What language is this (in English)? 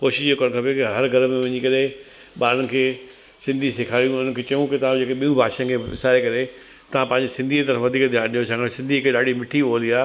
Sindhi